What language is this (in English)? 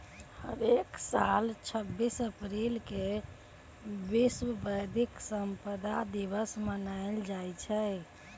Magahi